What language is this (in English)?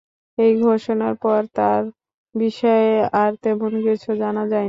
Bangla